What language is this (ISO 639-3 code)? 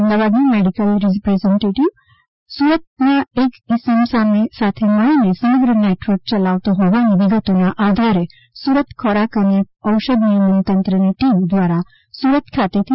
guj